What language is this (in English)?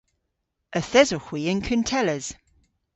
Cornish